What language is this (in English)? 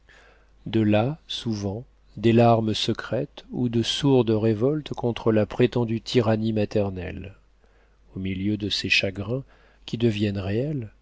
French